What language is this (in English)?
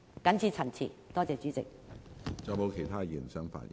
Cantonese